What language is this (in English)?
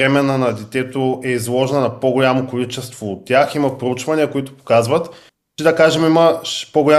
Bulgarian